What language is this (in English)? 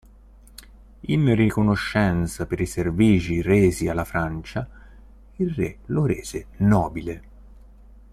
Italian